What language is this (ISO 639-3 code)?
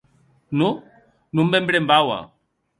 oci